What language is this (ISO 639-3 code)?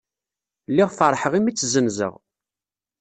kab